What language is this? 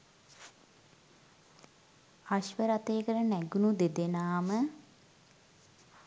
Sinhala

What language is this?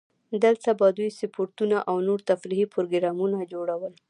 Pashto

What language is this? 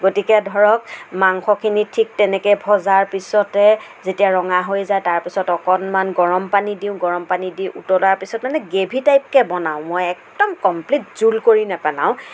Assamese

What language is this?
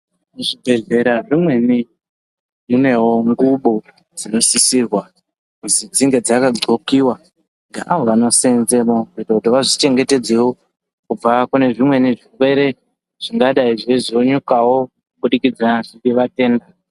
Ndau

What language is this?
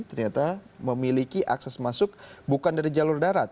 Indonesian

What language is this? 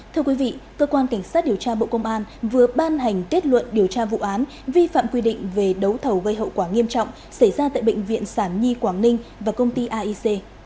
Vietnamese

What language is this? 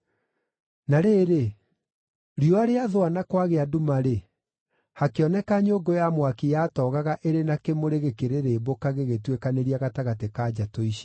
Kikuyu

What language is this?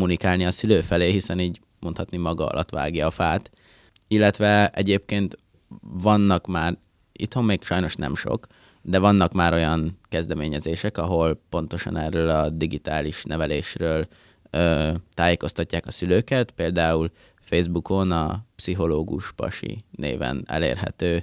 Hungarian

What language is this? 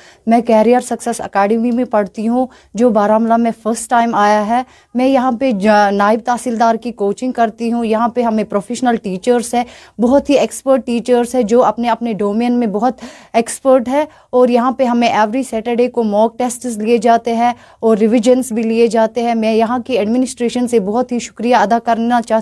Urdu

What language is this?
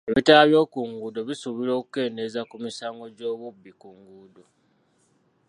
Ganda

